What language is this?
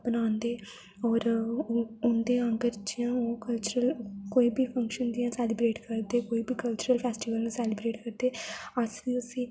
Dogri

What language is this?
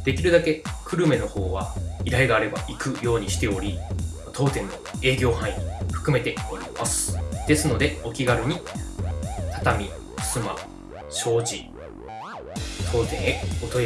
Japanese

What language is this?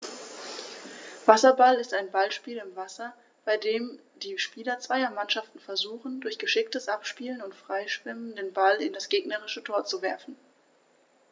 German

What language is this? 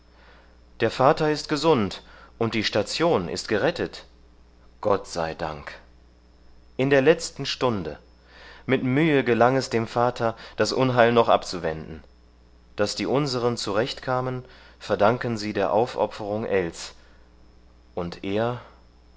German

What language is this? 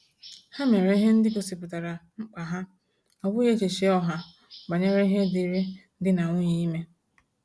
Igbo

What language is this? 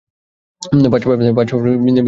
Bangla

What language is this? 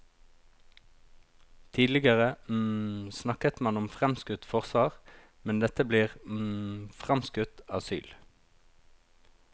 Norwegian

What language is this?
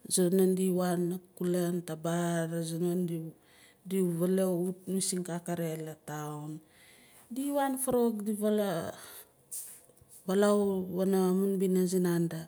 Nalik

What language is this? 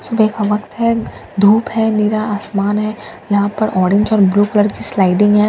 Hindi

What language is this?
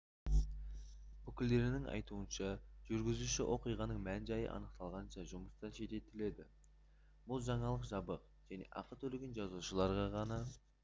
Kazakh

